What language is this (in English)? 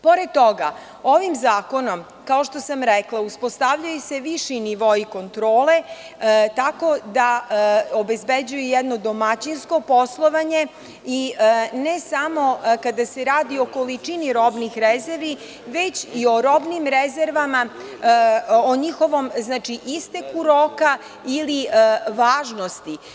Serbian